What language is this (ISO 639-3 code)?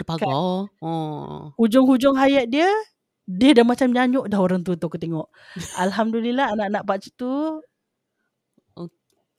msa